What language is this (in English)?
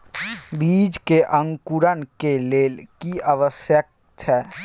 Maithili